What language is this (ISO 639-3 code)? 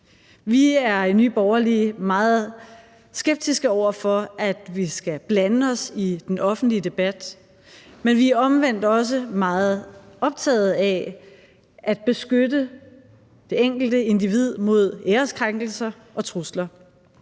dan